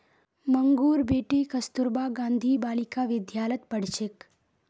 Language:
Magahi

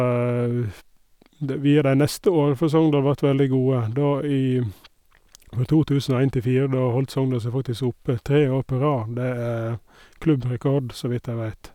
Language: Norwegian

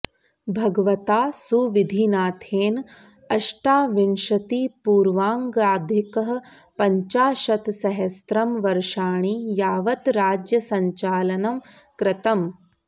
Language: Sanskrit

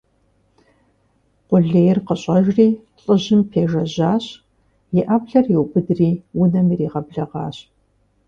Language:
Kabardian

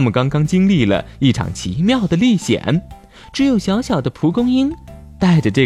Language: Chinese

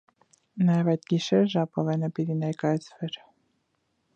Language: Armenian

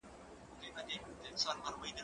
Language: Pashto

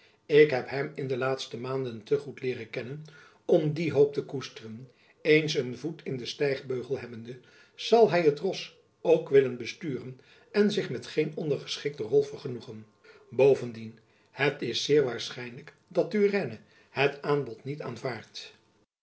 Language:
Dutch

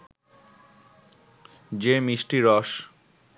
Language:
Bangla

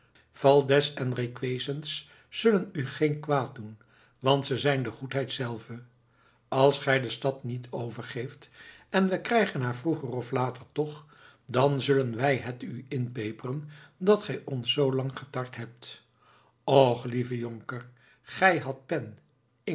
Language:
Dutch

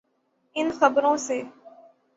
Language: Urdu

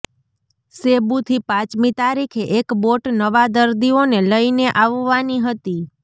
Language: Gujarati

